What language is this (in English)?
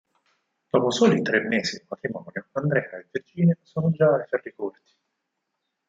Italian